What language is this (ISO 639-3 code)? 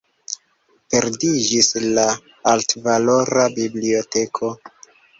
epo